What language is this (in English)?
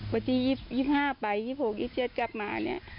Thai